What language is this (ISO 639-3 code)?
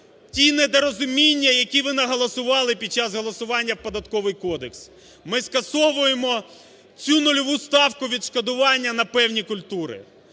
ukr